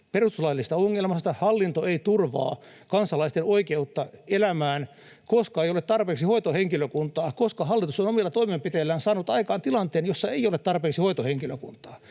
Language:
Finnish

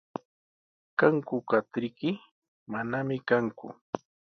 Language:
Sihuas Ancash Quechua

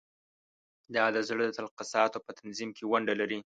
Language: Pashto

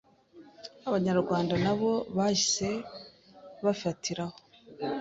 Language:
Kinyarwanda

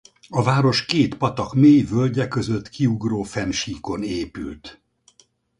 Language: Hungarian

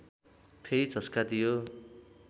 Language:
Nepali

